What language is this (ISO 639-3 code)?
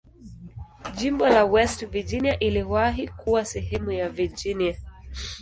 swa